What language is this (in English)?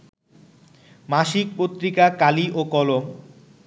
Bangla